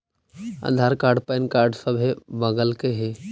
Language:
Magahi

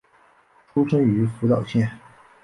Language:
Chinese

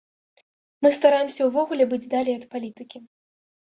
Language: Belarusian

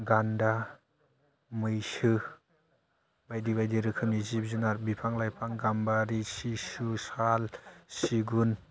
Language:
Bodo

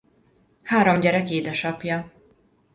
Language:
Hungarian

